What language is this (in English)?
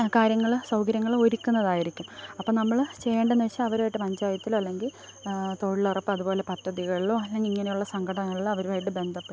Malayalam